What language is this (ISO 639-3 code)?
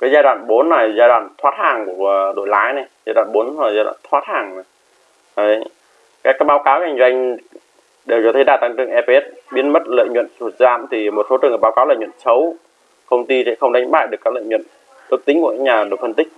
vie